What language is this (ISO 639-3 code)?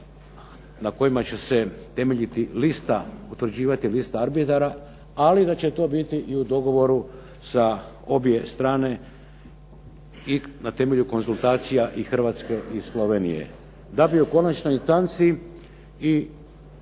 hrv